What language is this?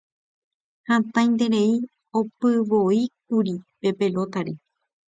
Guarani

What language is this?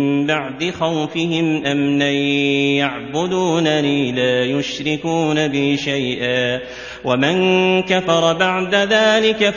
Arabic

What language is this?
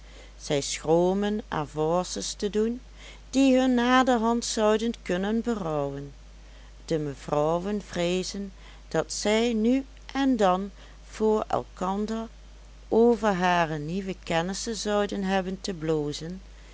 Dutch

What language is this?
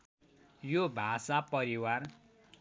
Nepali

